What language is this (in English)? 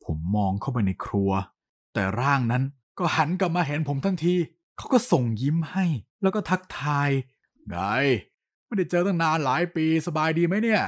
Thai